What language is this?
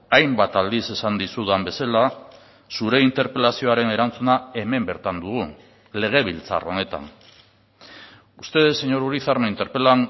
Basque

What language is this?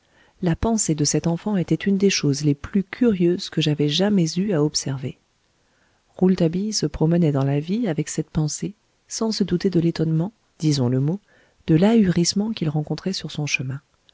French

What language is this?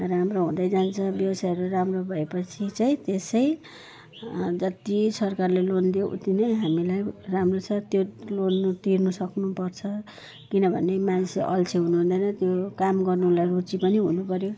Nepali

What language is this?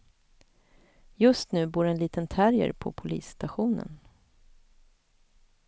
Swedish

